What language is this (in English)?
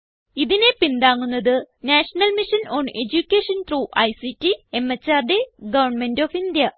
Malayalam